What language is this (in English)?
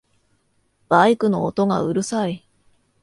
Japanese